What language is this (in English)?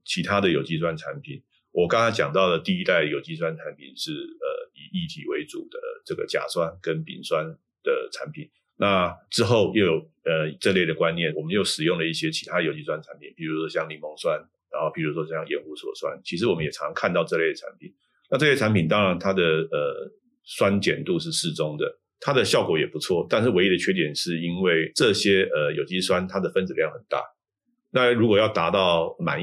Chinese